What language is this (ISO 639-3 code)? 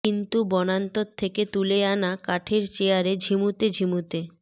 ben